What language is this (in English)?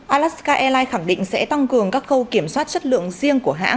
Vietnamese